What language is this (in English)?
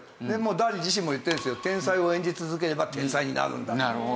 Japanese